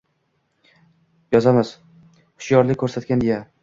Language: Uzbek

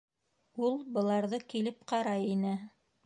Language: Bashkir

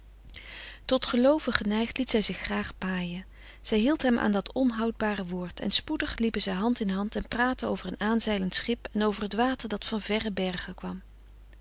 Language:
Dutch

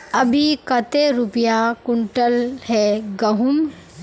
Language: Magahi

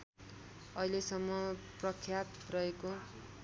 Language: Nepali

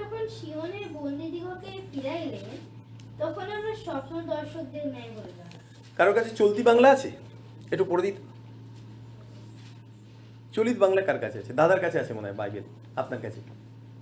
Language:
Bangla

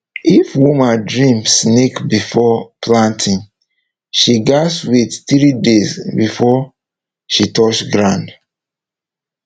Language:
Nigerian Pidgin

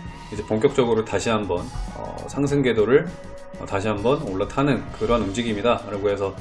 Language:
Korean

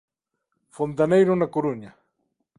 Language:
Galician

